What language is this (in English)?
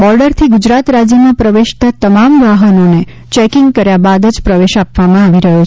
Gujarati